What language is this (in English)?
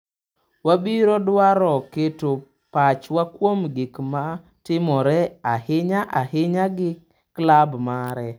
Luo (Kenya and Tanzania)